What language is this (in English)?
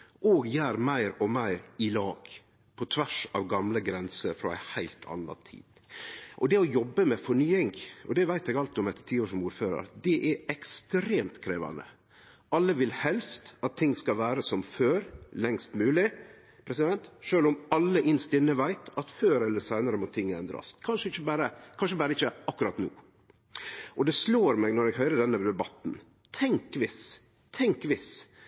Norwegian Nynorsk